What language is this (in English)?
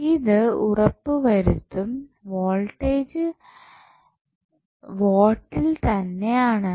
Malayalam